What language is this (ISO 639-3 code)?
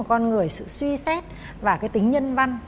vie